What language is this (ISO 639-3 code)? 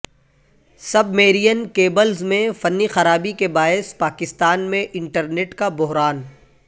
urd